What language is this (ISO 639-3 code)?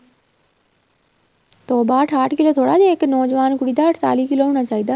pan